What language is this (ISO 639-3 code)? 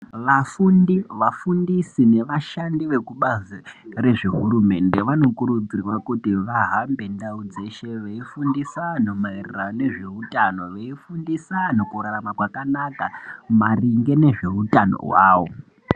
ndc